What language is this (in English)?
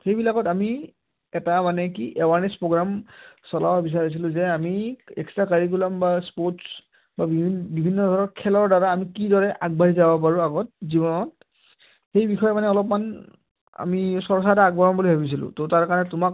Assamese